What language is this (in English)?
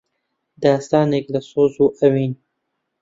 Central Kurdish